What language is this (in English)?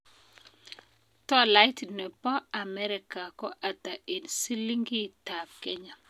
Kalenjin